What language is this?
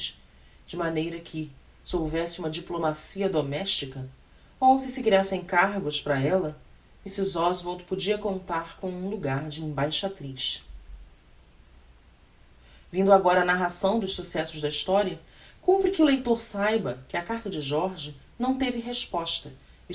Portuguese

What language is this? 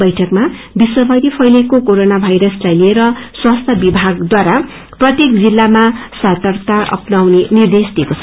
Nepali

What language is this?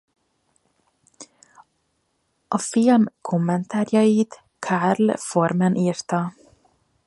Hungarian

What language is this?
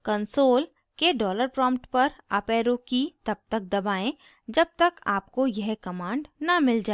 Hindi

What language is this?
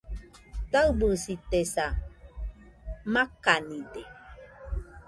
Nüpode Huitoto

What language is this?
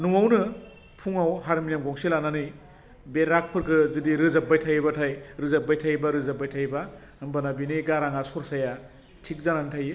Bodo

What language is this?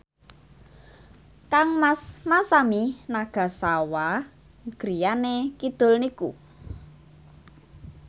Javanese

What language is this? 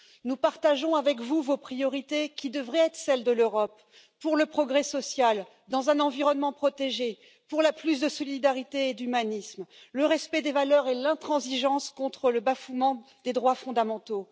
French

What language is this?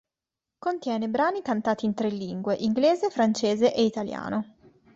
Italian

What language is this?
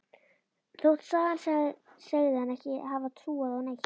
Icelandic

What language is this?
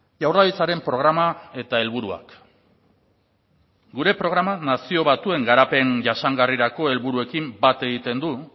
Basque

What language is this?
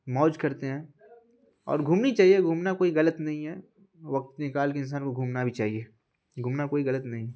Urdu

